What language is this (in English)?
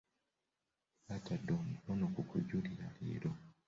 Ganda